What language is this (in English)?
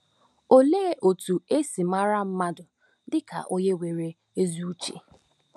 Igbo